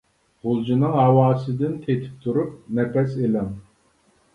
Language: Uyghur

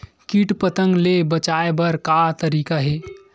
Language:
Chhattisgarhi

